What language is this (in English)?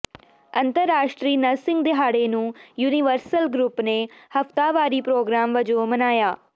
Punjabi